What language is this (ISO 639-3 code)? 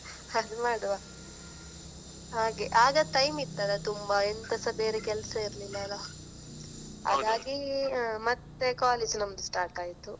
kan